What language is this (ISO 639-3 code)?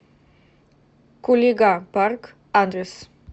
rus